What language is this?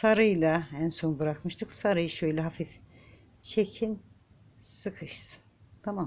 Turkish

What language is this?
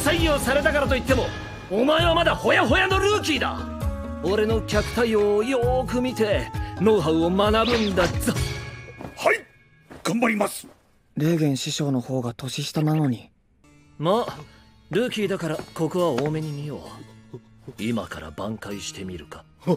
Japanese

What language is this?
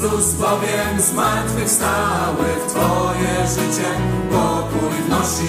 Polish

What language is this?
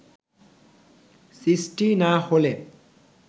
Bangla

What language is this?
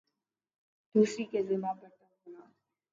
Urdu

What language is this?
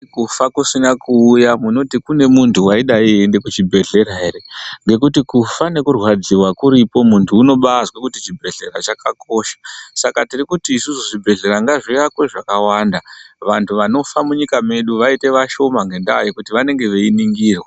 Ndau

